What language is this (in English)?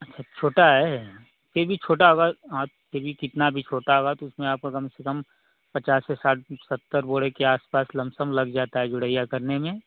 Hindi